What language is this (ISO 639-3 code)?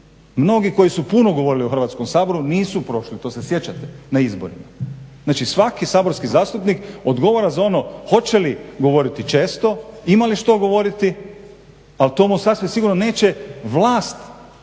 hrv